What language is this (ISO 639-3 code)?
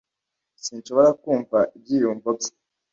kin